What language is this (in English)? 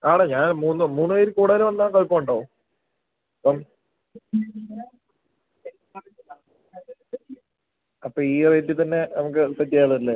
Malayalam